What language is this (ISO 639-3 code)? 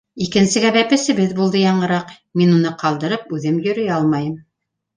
bak